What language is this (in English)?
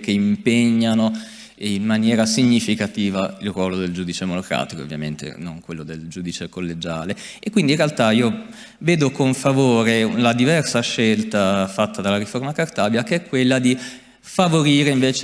Italian